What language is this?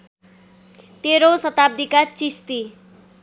Nepali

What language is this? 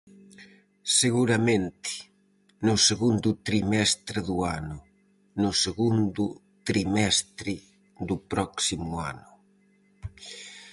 Galician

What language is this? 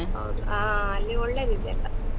Kannada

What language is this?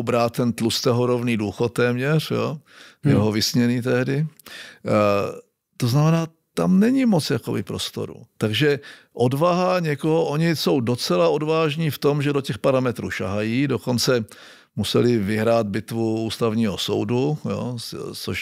Czech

